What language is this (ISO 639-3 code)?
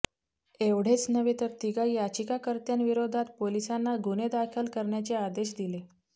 mar